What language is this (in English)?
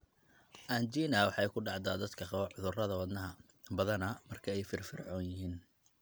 Somali